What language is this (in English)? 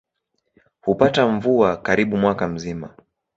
Swahili